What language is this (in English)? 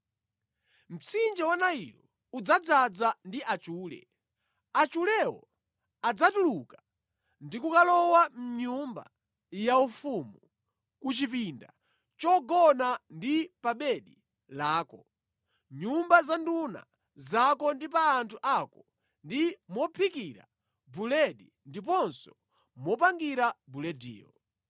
Nyanja